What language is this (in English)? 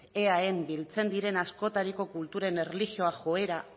Basque